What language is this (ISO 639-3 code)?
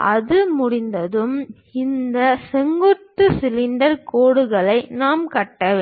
tam